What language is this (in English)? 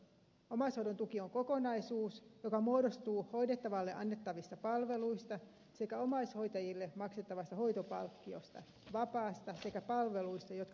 Finnish